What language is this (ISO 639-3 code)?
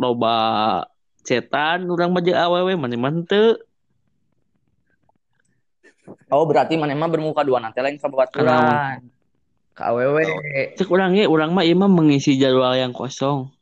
ind